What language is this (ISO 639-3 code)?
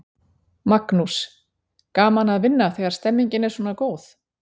isl